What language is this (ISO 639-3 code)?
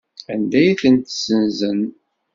kab